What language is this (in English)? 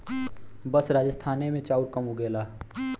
Bhojpuri